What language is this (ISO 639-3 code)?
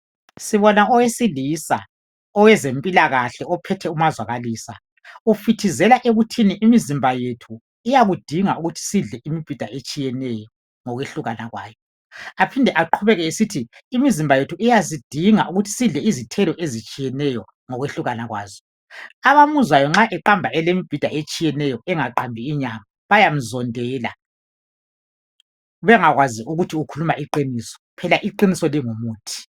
nde